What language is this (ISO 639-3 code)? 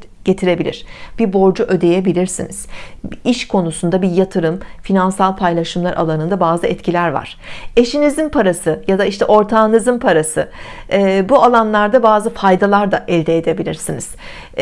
tur